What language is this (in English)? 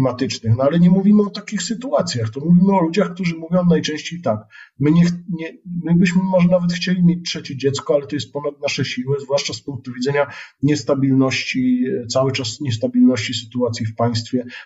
Polish